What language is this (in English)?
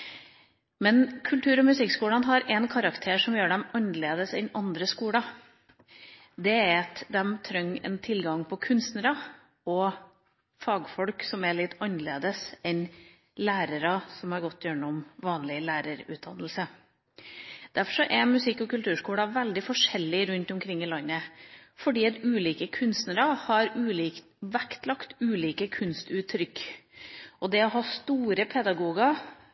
Norwegian Bokmål